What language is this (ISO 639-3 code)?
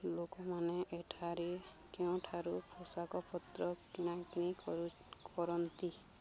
ori